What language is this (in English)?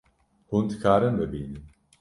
Kurdish